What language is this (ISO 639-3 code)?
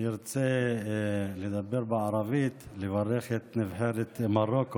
heb